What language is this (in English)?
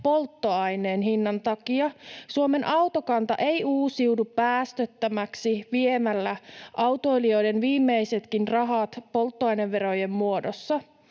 Finnish